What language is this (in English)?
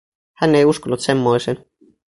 Finnish